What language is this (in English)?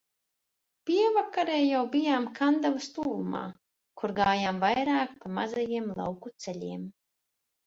Latvian